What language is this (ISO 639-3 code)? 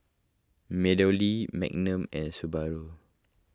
eng